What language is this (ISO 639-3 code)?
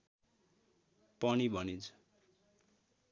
nep